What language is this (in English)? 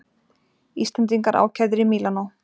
Icelandic